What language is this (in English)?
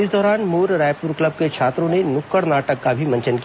Hindi